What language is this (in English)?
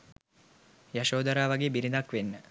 Sinhala